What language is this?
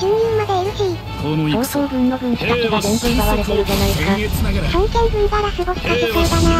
Japanese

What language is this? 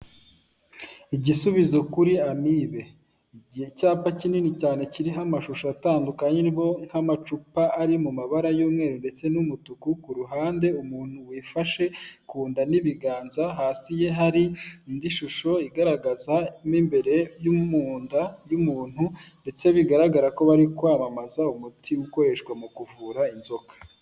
Kinyarwanda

